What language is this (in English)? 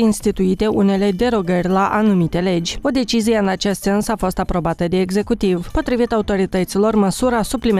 Romanian